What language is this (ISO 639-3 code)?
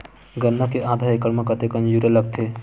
hne